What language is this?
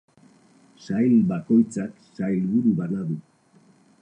Basque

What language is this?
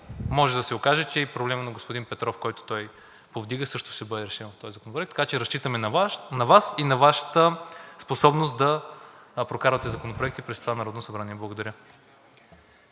Bulgarian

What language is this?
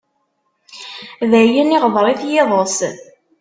Kabyle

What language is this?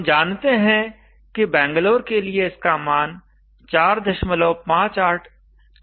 Hindi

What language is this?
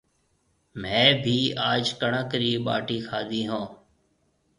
Marwari (Pakistan)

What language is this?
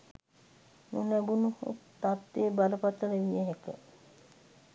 Sinhala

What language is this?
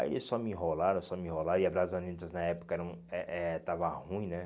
Portuguese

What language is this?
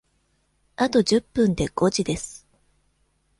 Japanese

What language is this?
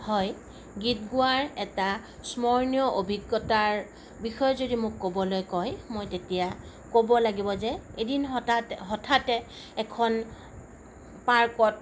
Assamese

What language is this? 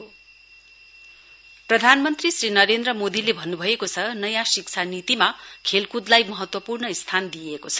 Nepali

